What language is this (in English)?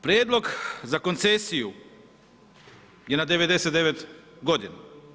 Croatian